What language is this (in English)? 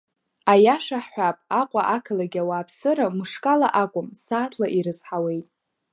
Abkhazian